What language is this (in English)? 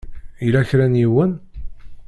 Kabyle